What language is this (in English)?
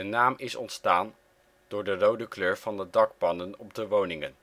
Dutch